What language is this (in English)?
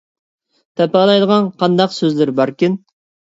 Uyghur